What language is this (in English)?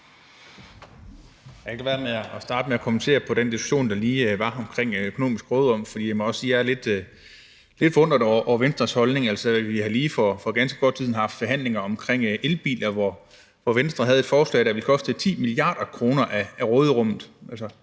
Danish